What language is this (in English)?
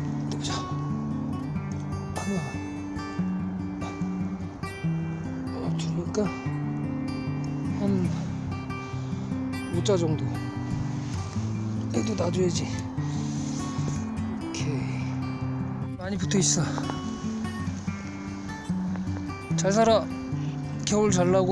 Korean